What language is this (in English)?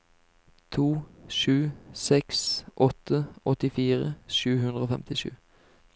Norwegian